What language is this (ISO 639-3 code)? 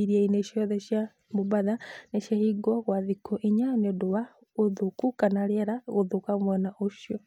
kik